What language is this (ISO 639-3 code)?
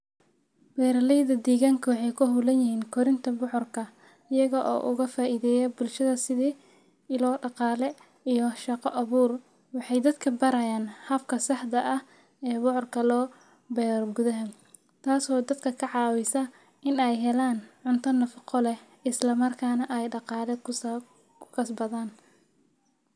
som